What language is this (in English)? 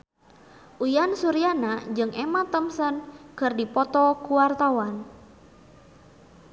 Sundanese